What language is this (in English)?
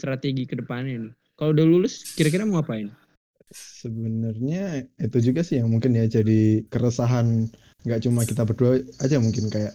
Indonesian